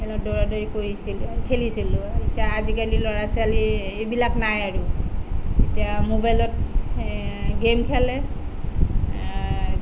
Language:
Assamese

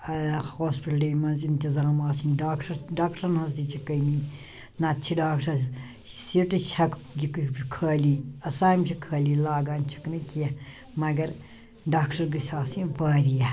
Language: Kashmiri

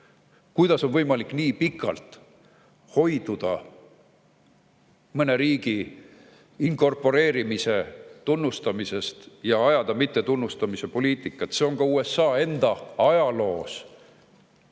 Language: Estonian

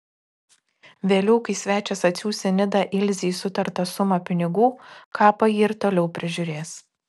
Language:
Lithuanian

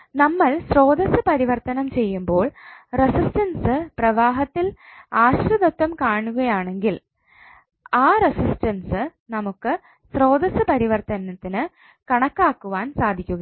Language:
Malayalam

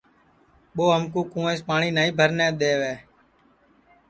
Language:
Sansi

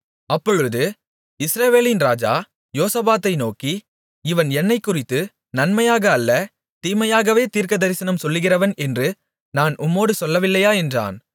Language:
Tamil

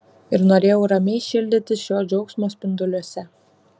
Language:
Lithuanian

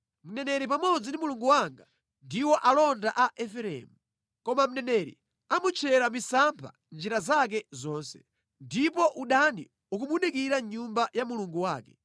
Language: Nyanja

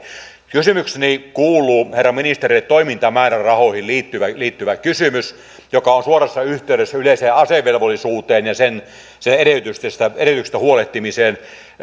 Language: Finnish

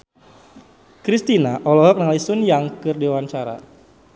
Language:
Sundanese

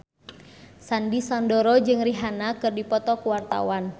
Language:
Sundanese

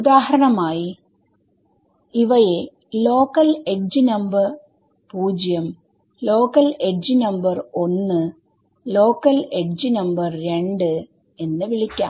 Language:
Malayalam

